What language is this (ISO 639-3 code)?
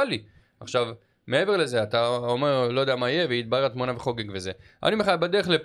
heb